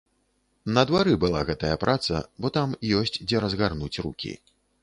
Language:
Belarusian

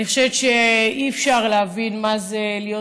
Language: Hebrew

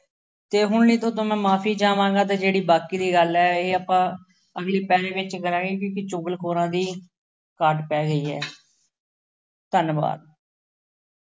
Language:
Punjabi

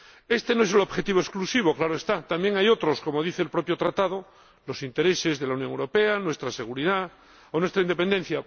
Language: Spanish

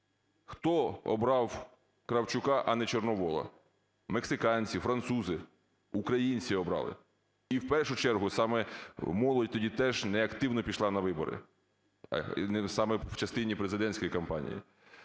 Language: Ukrainian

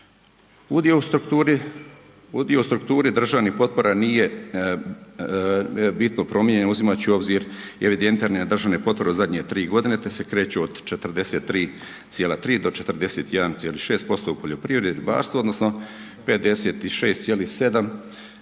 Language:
Croatian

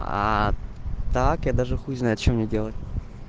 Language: Russian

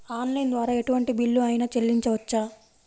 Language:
Telugu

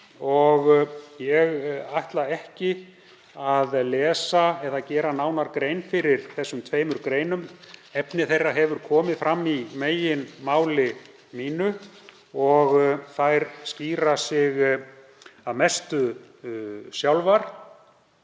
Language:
Icelandic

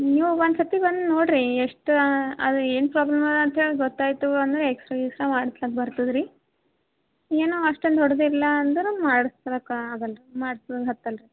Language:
Kannada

